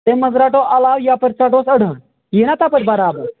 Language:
Kashmiri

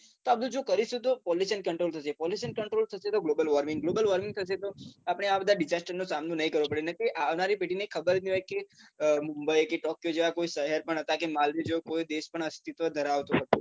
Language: Gujarati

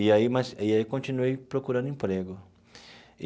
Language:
Portuguese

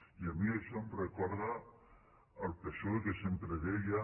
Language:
Catalan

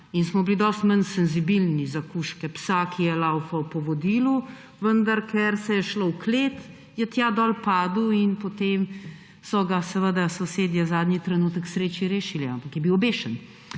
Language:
Slovenian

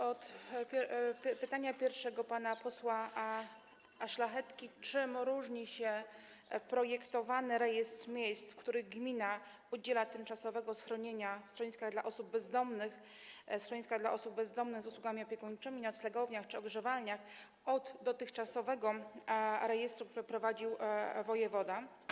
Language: Polish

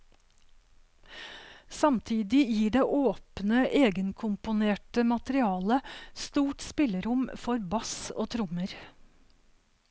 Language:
Norwegian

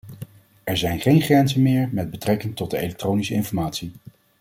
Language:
Dutch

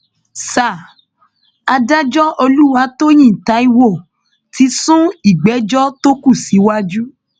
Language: Yoruba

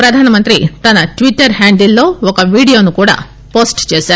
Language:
Telugu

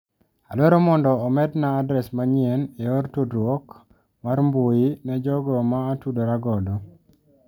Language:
Luo (Kenya and Tanzania)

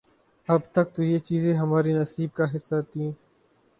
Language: Urdu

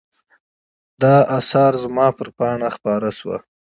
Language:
Pashto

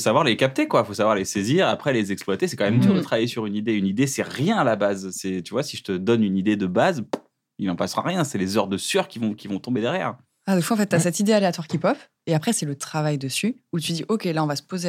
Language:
French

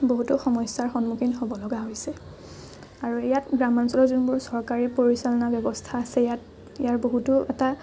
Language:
Assamese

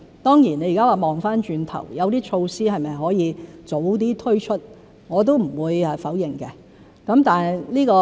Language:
Cantonese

